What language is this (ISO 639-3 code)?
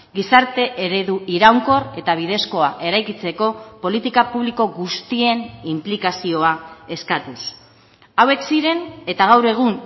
eus